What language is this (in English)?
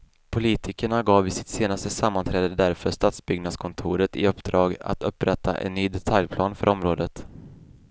Swedish